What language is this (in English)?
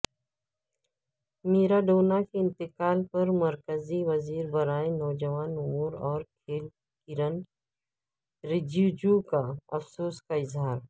Urdu